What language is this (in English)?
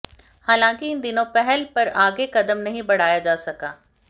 Hindi